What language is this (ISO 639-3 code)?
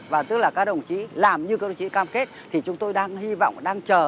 vie